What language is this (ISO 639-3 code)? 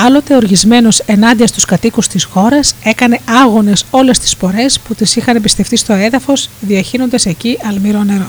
ell